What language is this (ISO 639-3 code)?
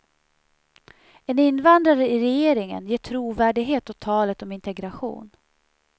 swe